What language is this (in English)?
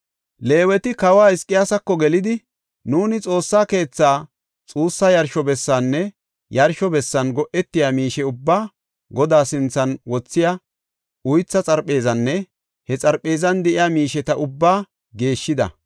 Gofa